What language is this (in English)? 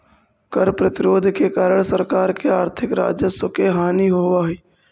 Magahi